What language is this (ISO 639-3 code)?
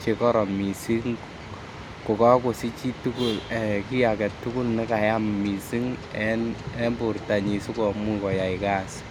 kln